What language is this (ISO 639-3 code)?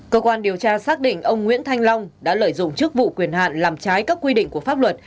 vie